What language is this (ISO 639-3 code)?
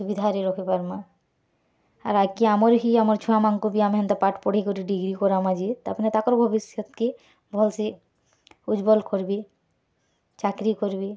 ori